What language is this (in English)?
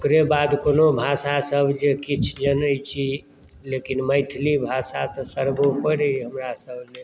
Maithili